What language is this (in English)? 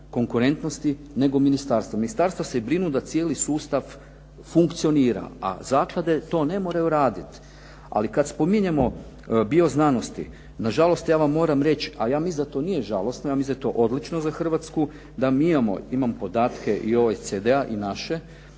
Croatian